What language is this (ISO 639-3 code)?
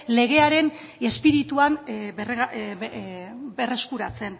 eus